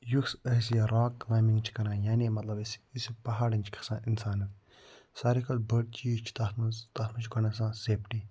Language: Kashmiri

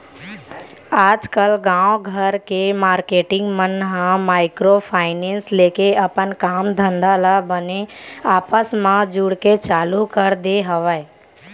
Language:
Chhattisgarhi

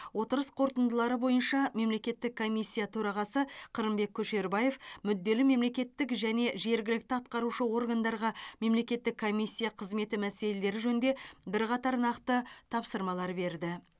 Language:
Kazakh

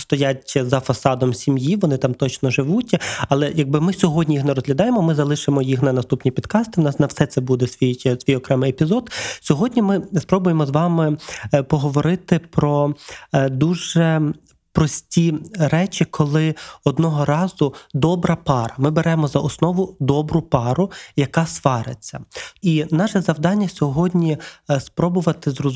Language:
Ukrainian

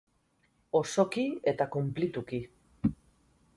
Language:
Basque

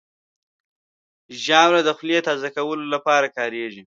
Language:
Pashto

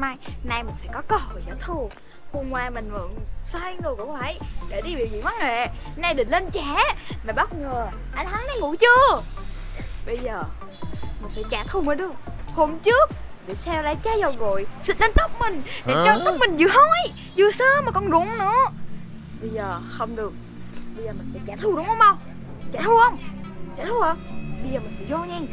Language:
Vietnamese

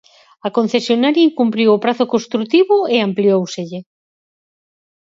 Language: Galician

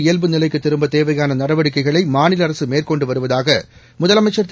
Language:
Tamil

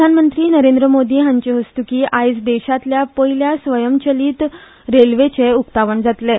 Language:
Konkani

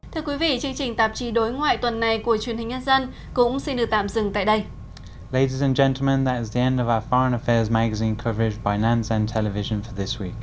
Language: Vietnamese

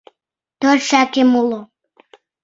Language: Mari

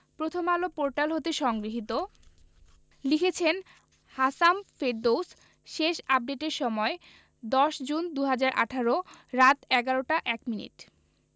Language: Bangla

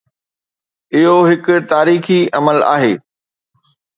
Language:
Sindhi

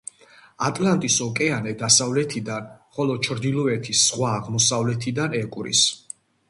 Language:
Georgian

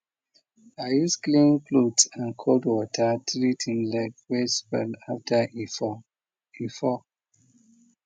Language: Nigerian Pidgin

